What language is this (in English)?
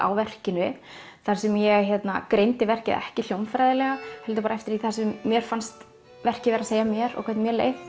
Icelandic